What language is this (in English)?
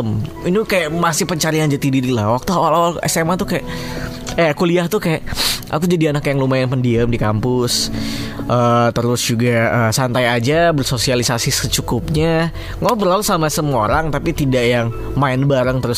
Indonesian